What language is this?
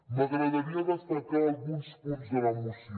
Catalan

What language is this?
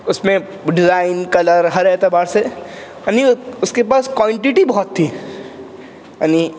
Urdu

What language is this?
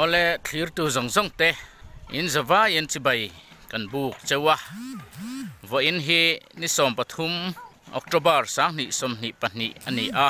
Thai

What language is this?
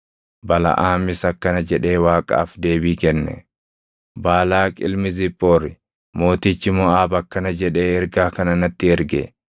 Oromo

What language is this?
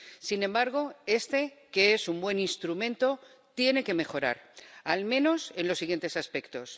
Spanish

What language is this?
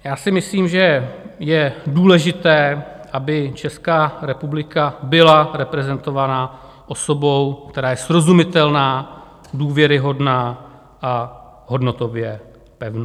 Czech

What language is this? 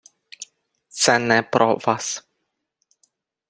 Ukrainian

